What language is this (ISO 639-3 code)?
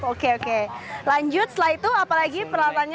ind